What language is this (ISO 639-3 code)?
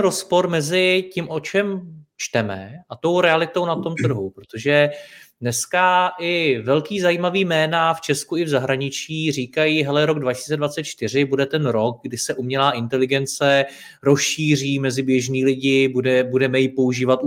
ces